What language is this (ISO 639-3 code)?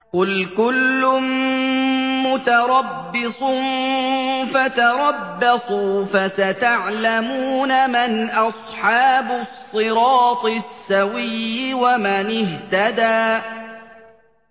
ara